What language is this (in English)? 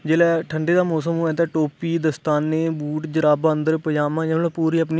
Dogri